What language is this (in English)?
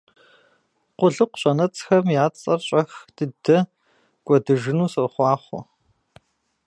Kabardian